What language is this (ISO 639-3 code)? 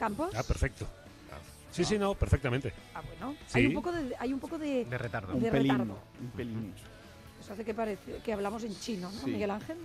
spa